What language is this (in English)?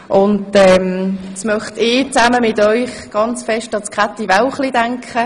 Swiss German